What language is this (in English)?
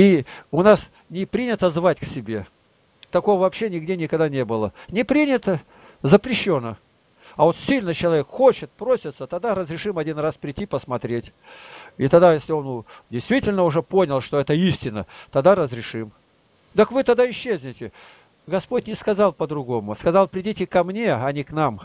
Russian